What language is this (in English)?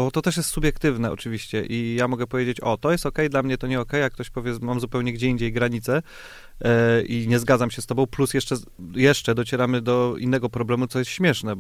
Polish